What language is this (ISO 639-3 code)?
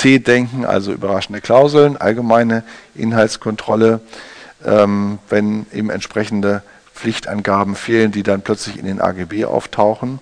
deu